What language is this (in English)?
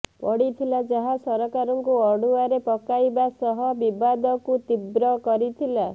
Odia